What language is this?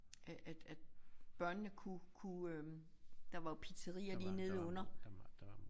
Danish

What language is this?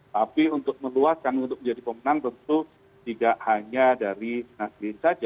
Indonesian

